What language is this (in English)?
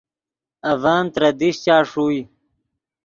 Yidgha